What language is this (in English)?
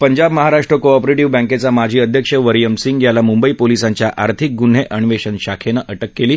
Marathi